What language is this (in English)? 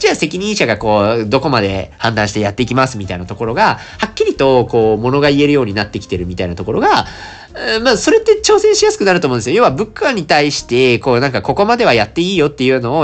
Japanese